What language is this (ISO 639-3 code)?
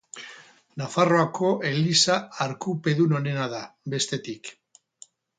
eus